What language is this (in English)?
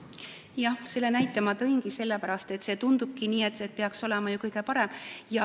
Estonian